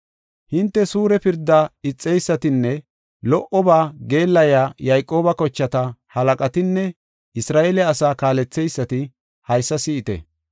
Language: Gofa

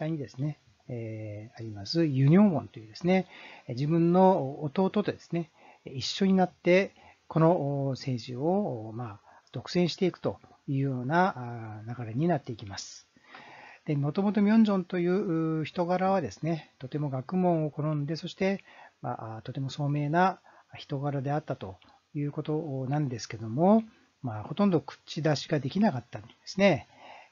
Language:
Japanese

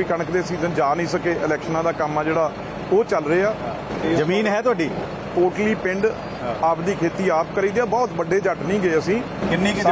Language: Punjabi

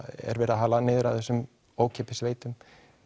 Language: Icelandic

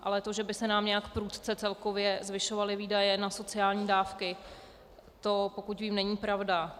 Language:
Czech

